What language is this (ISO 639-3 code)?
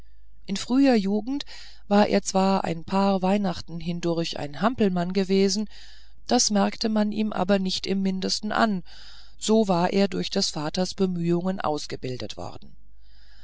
deu